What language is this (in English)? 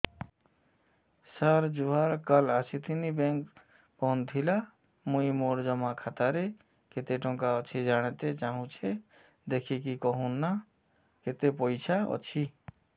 Odia